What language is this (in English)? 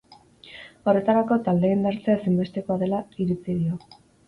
Basque